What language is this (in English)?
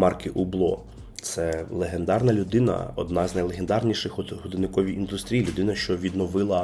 Ukrainian